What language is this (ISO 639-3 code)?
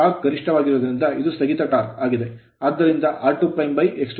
kan